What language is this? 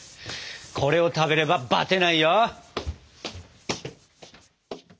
Japanese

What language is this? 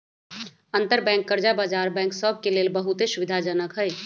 Magahi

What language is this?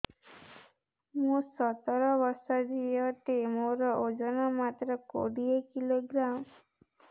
Odia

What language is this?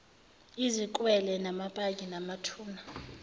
Zulu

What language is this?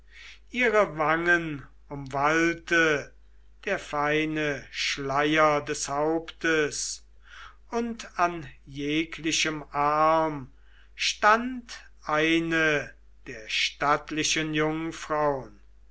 German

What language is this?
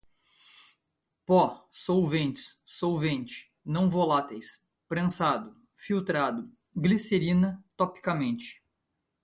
Portuguese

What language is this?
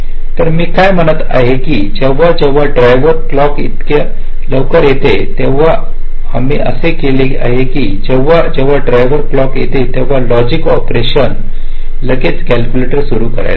Marathi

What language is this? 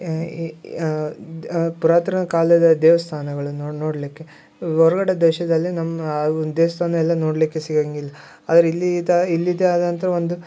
Kannada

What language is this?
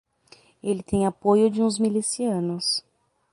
Portuguese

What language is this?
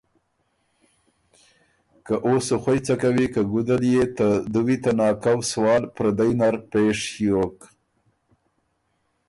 Ormuri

